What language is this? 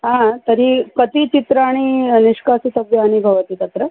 Sanskrit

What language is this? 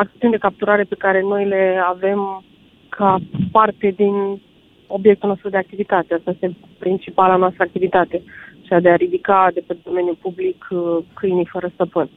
Romanian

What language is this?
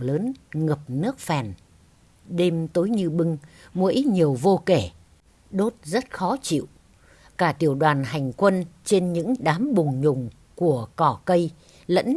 Vietnamese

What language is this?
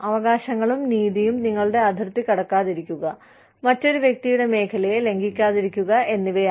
Malayalam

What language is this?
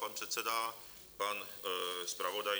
Czech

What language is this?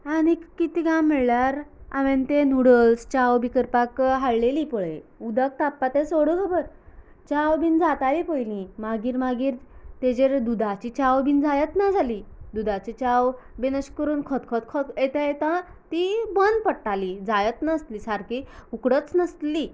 Konkani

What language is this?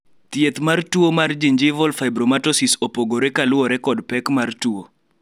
Luo (Kenya and Tanzania)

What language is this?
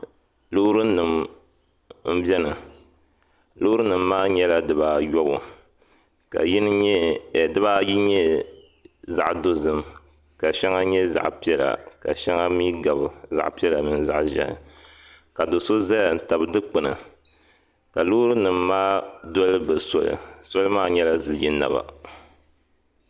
Dagbani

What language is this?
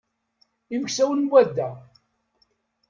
Kabyle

